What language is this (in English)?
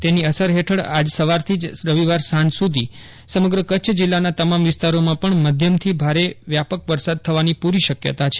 Gujarati